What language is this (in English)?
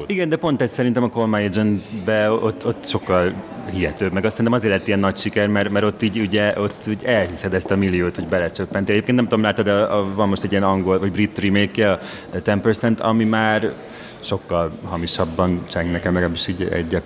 Hungarian